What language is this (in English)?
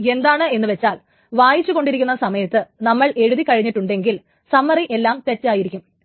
Malayalam